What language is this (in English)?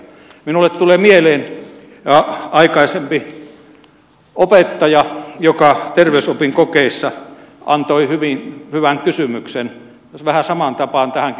Finnish